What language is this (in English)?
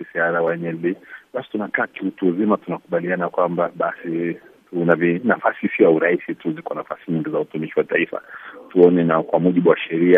Swahili